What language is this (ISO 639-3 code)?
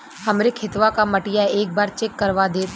bho